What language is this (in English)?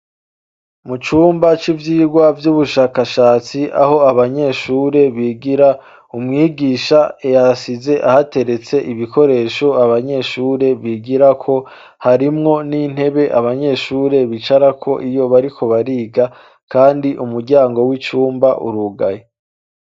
Rundi